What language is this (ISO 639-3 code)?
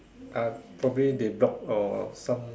eng